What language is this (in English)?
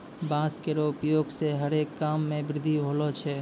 Maithili